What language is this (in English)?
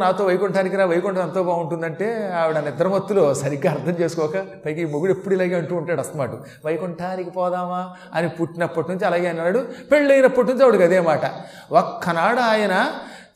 Telugu